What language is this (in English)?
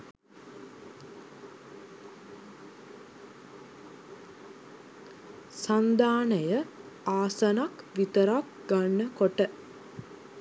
Sinhala